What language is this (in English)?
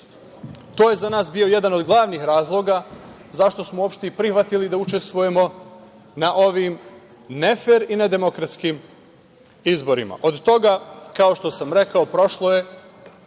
Serbian